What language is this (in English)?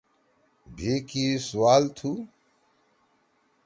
Torwali